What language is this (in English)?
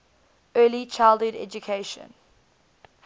English